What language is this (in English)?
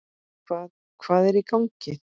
Icelandic